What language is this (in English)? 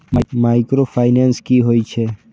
Maithili